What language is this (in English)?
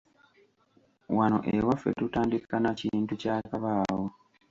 Ganda